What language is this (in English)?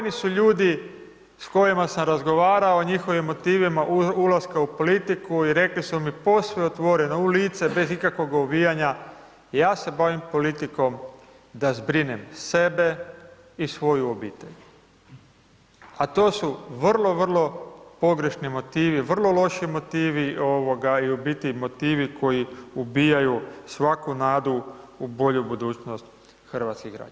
Croatian